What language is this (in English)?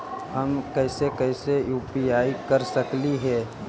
Magahi